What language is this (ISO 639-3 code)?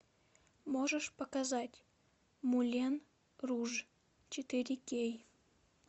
rus